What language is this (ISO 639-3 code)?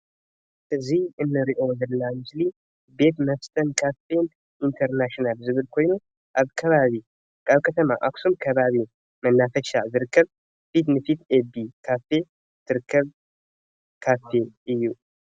tir